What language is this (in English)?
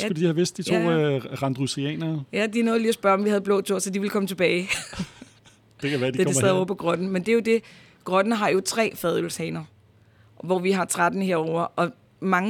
Danish